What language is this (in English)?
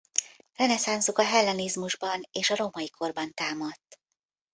Hungarian